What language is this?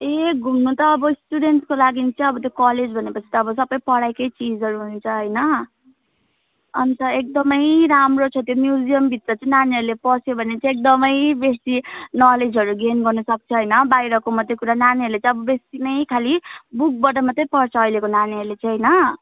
Nepali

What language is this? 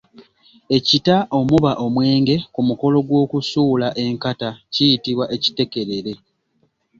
Ganda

